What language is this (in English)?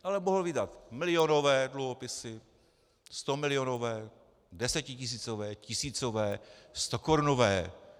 Czech